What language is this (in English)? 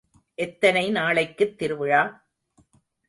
Tamil